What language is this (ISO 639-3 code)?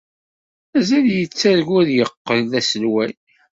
kab